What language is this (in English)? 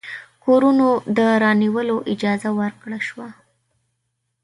Pashto